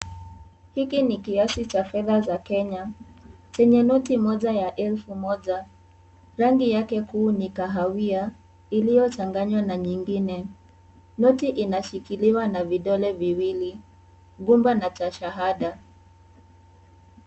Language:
Swahili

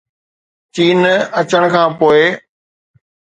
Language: Sindhi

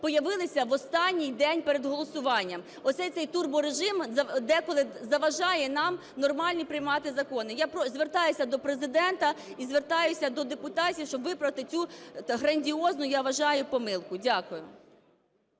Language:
Ukrainian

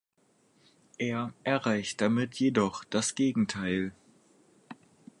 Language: German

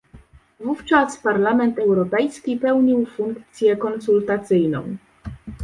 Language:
Polish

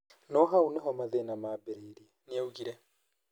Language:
Kikuyu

